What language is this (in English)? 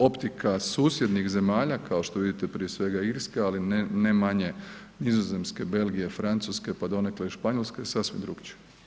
Croatian